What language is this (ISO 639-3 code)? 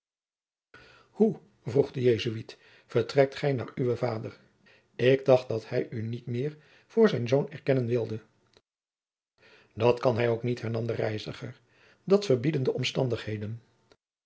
nld